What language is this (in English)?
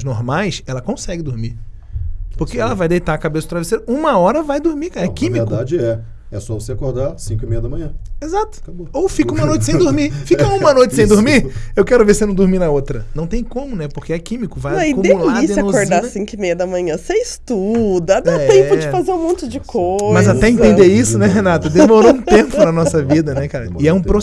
Portuguese